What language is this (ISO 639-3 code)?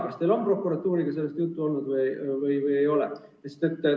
est